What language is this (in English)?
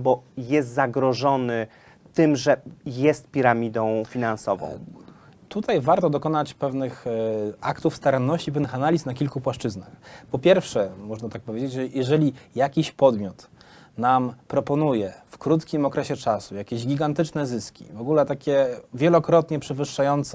Polish